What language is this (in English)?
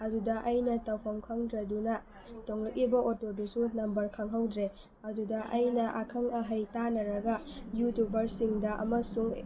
Manipuri